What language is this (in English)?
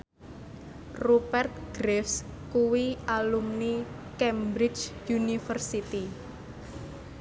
Javanese